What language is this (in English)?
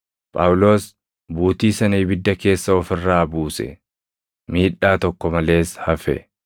Oromo